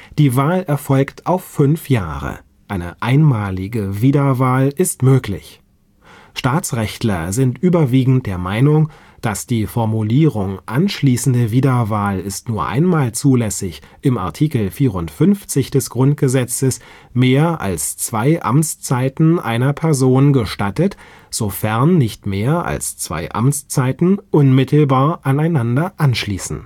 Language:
German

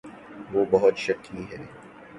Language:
Urdu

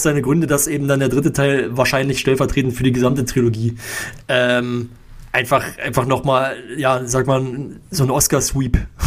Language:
German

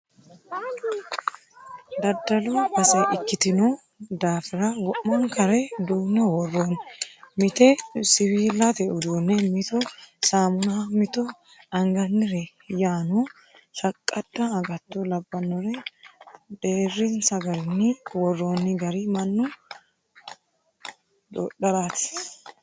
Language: Sidamo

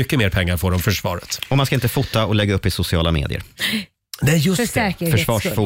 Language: Swedish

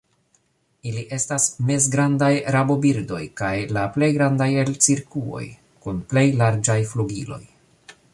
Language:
Esperanto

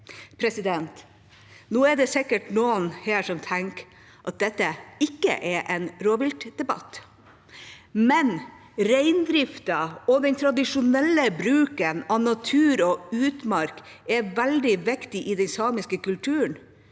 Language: Norwegian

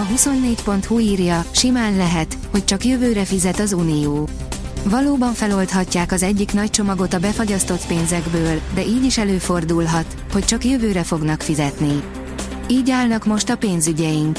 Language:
Hungarian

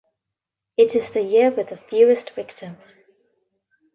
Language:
English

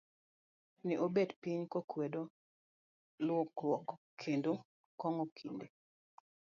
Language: Luo (Kenya and Tanzania)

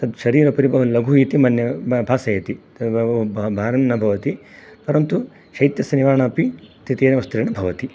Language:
Sanskrit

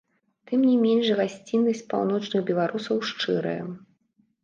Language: Belarusian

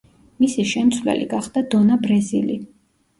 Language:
Georgian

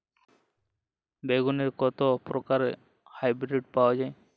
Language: Bangla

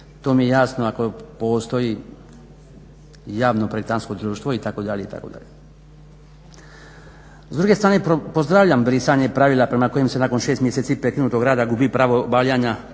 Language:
Croatian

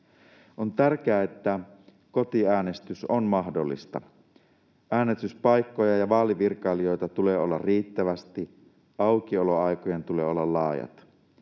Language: Finnish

